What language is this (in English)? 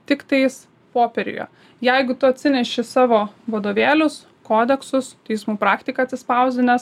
Lithuanian